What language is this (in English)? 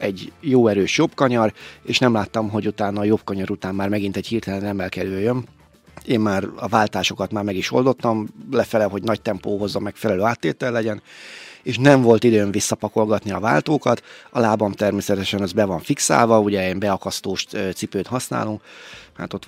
Hungarian